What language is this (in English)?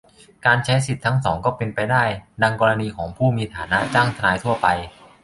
Thai